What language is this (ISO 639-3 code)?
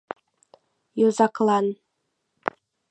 chm